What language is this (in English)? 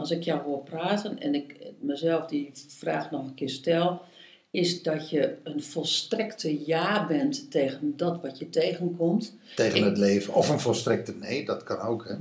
Dutch